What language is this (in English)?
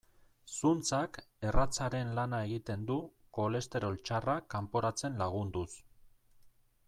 Basque